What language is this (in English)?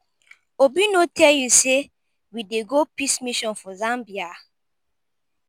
Nigerian Pidgin